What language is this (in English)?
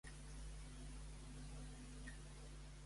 Catalan